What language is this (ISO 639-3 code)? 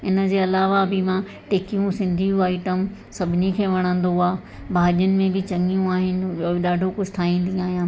snd